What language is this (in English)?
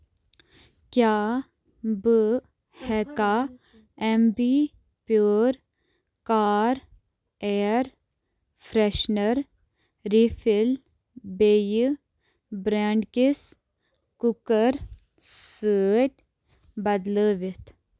Kashmiri